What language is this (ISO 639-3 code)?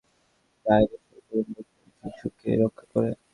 ben